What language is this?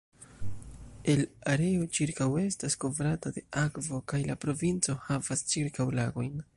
Esperanto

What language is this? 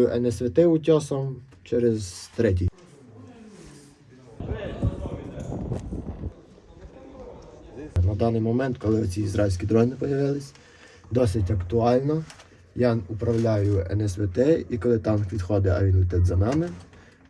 Ukrainian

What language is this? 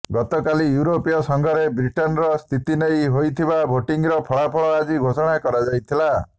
Odia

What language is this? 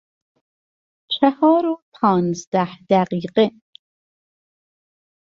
Persian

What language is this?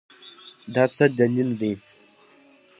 Pashto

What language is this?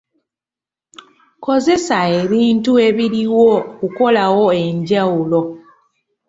Ganda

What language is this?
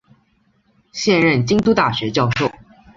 Chinese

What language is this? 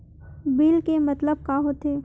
Chhattisgarhi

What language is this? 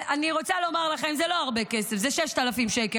Hebrew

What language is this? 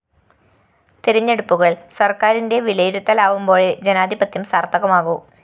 Malayalam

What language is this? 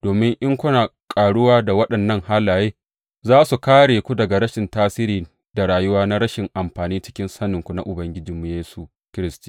Hausa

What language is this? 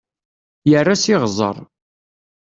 Kabyle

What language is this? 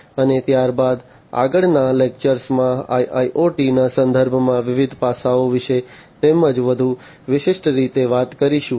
Gujarati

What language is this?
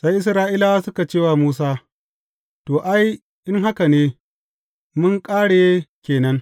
Hausa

